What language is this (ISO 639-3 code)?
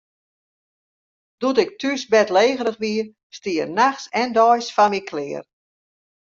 fry